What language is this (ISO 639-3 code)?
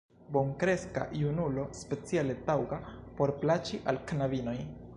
epo